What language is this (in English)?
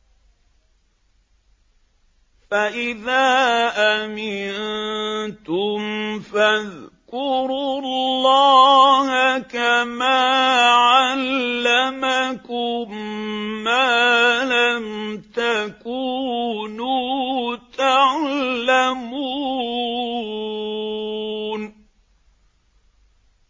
Arabic